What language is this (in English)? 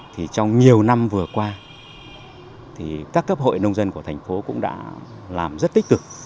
Vietnamese